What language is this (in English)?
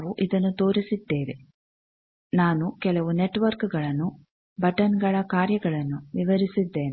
Kannada